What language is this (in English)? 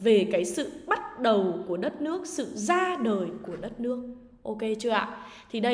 Vietnamese